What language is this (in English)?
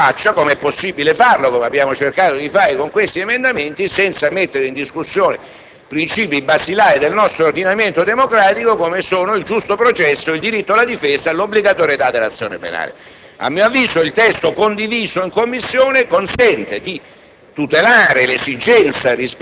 Italian